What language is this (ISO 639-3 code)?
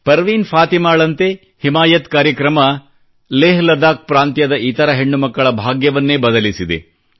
kan